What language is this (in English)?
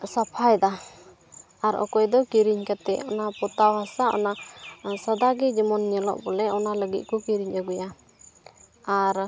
Santali